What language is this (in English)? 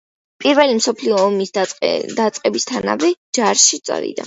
Georgian